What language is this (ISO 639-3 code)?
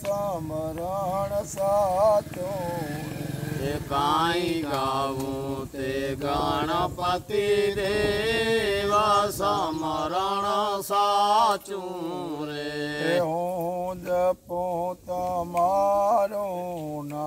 ron